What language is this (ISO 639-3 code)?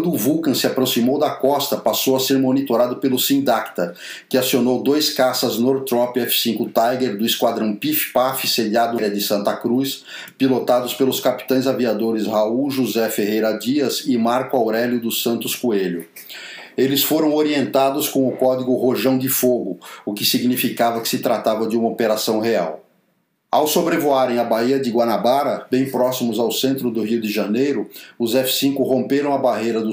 por